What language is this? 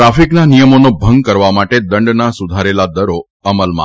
Gujarati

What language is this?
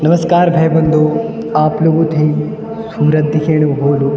Garhwali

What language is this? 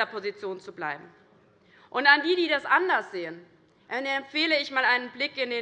German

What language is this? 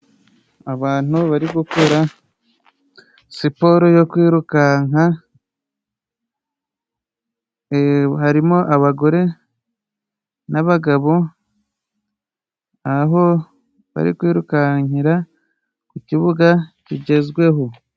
Kinyarwanda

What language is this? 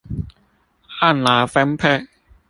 Chinese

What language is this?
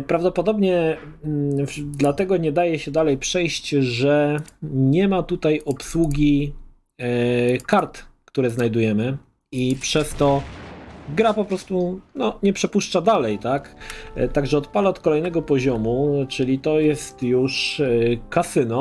Polish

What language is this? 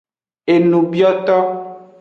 Aja (Benin)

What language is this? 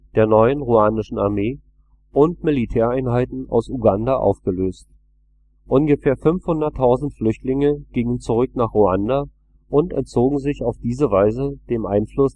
German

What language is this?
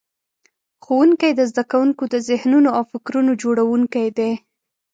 Pashto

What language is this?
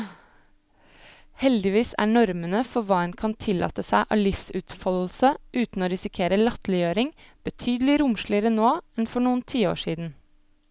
Norwegian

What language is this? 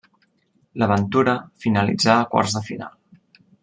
Catalan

